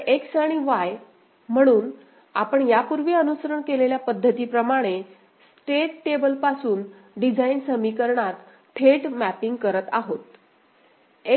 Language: Marathi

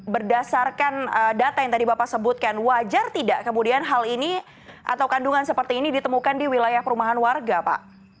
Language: Indonesian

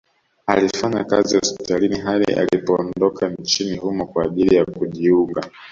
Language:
Swahili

